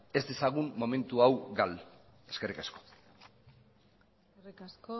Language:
Basque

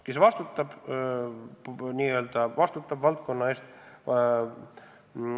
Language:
Estonian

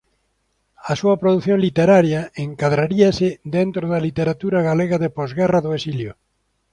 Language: Galician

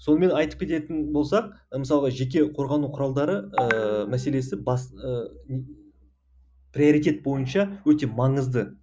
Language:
Kazakh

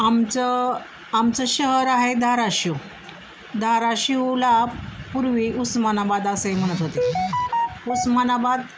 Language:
Marathi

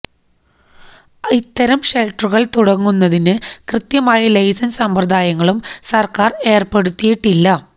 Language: Malayalam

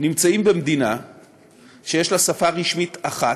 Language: Hebrew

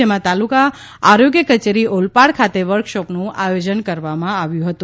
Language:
Gujarati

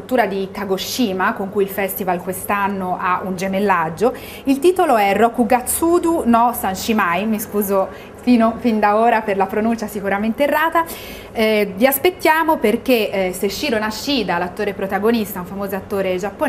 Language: Italian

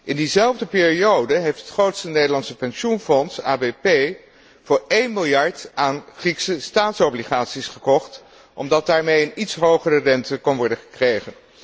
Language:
Dutch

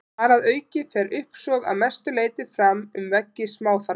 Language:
Icelandic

